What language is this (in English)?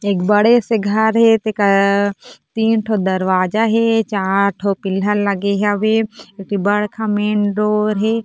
Chhattisgarhi